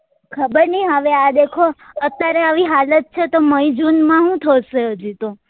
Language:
Gujarati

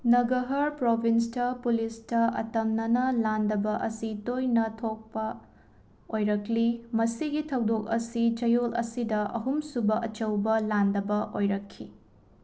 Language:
Manipuri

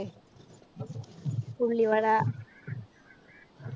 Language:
Malayalam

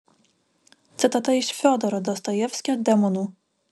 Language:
Lithuanian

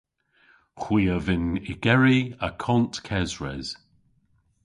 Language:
Cornish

